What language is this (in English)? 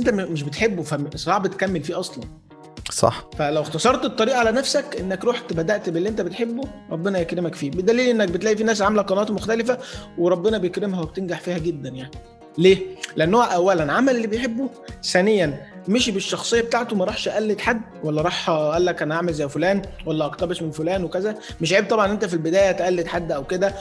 Arabic